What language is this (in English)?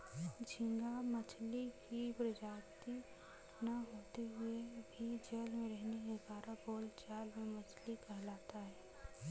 Hindi